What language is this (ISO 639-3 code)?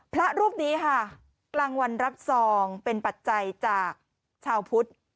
tha